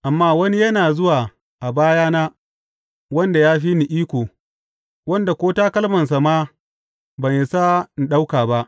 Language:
Hausa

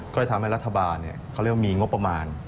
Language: Thai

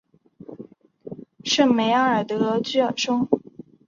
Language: Chinese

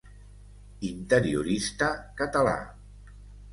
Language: Catalan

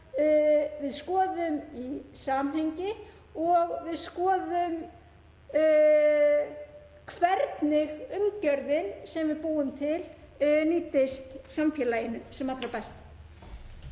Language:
Icelandic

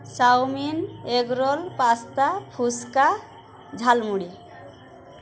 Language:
Bangla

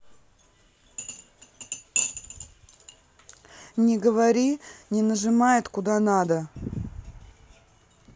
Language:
Russian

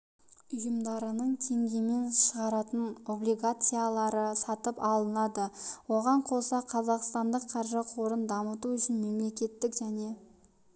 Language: Kazakh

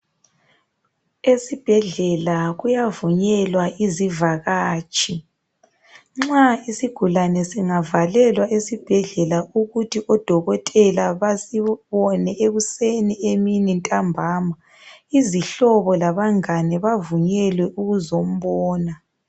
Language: North Ndebele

